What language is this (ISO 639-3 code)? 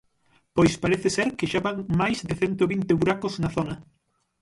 glg